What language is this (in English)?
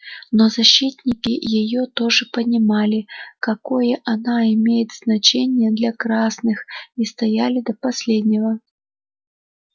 Russian